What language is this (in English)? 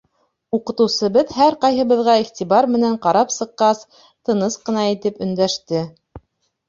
Bashkir